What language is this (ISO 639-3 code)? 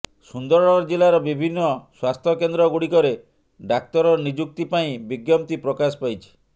ori